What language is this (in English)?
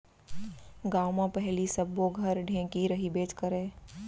Chhattisgarhi